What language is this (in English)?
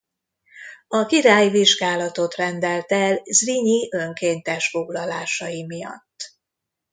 Hungarian